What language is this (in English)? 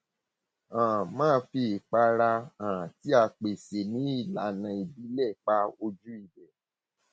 Yoruba